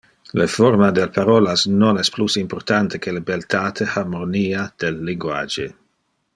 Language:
Interlingua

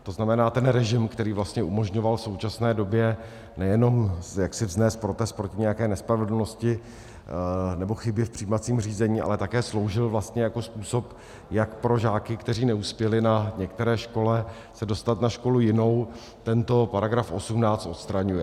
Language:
Czech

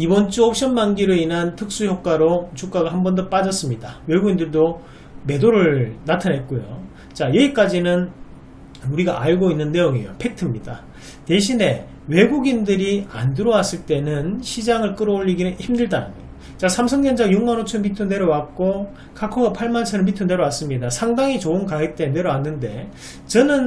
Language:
Korean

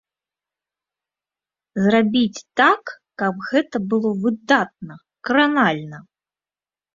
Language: Belarusian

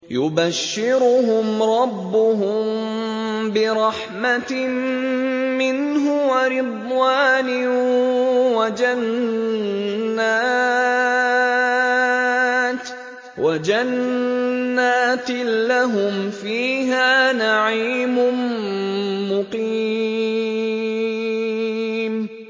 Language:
Arabic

